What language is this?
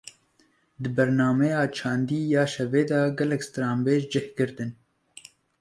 Kurdish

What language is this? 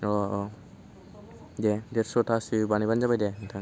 Bodo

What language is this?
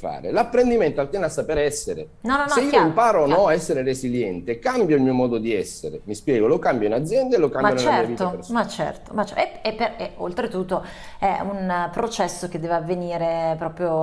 Italian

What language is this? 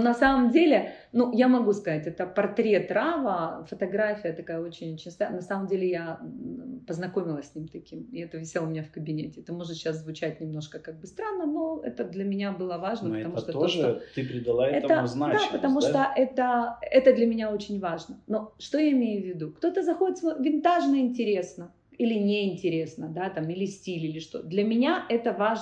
Russian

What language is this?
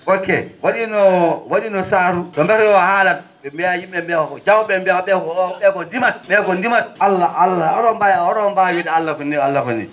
Fula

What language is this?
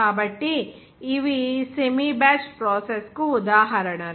Telugu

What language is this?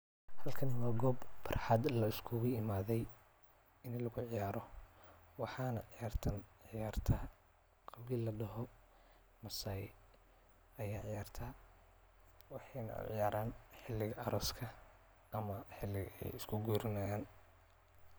Somali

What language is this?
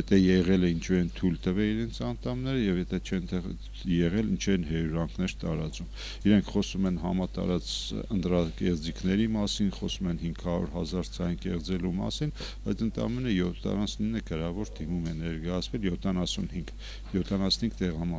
Turkish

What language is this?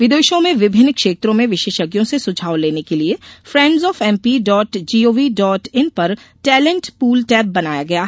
Hindi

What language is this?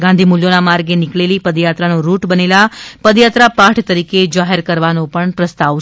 Gujarati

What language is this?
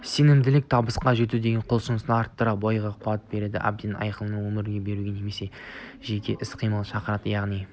Kazakh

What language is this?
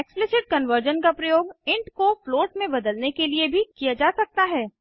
Hindi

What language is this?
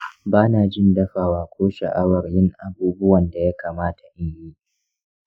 Hausa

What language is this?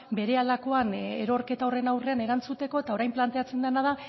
Basque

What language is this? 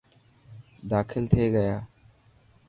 Dhatki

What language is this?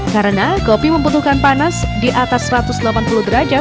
Indonesian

